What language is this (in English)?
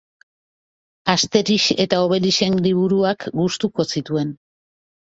Basque